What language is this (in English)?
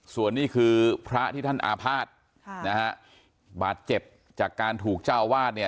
Thai